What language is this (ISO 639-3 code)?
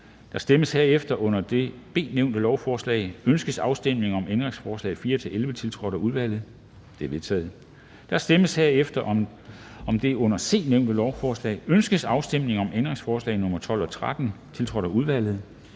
dan